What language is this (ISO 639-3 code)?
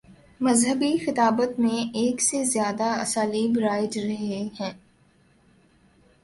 urd